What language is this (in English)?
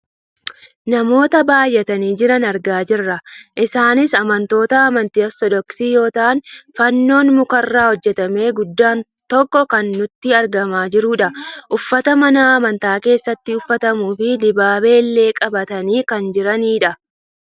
Oromo